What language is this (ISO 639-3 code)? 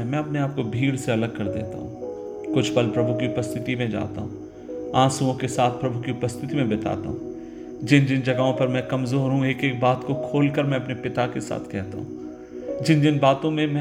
hin